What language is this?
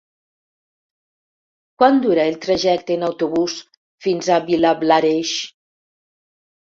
Catalan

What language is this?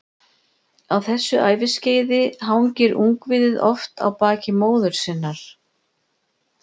Icelandic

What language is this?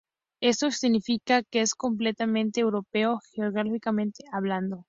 Spanish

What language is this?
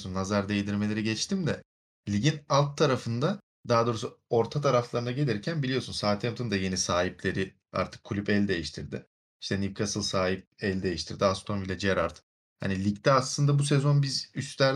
Turkish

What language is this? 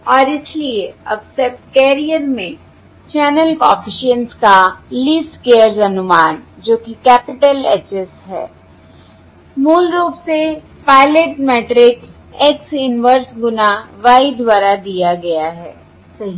Hindi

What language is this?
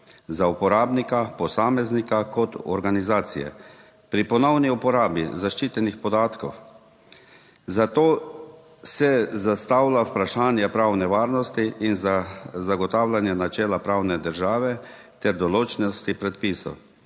Slovenian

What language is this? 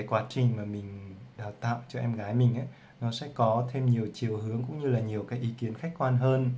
Vietnamese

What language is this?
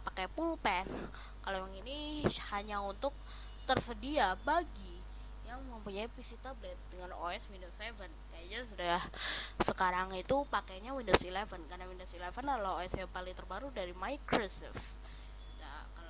Indonesian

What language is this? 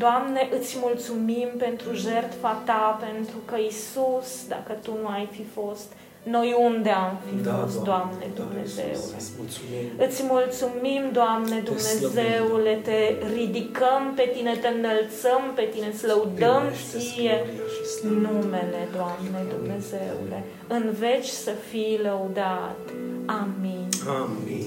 Romanian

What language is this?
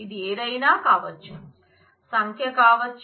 Telugu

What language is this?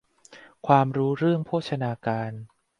Thai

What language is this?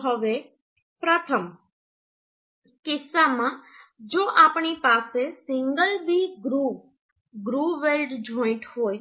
Gujarati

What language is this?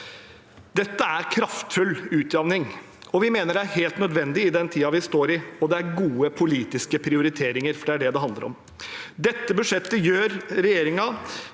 Norwegian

